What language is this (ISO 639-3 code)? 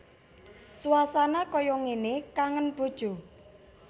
jav